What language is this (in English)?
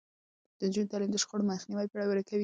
Pashto